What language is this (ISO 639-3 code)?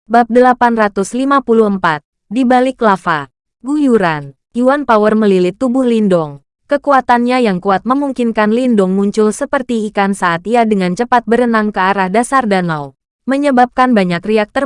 ind